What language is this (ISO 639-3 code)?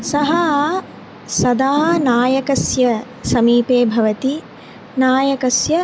san